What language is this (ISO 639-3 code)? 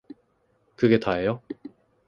kor